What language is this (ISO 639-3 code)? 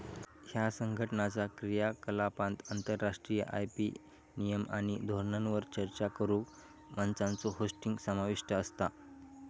mar